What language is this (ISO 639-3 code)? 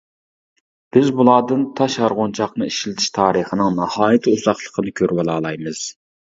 uig